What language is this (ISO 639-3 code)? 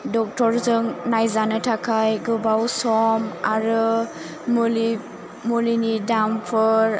brx